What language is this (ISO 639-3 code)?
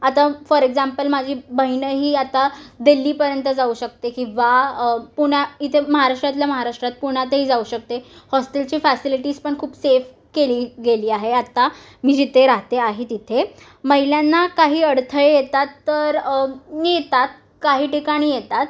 mar